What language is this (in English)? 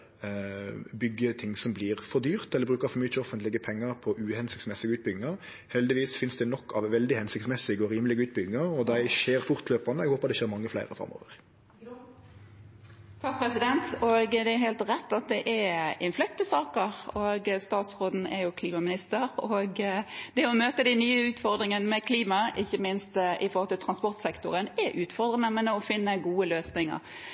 Norwegian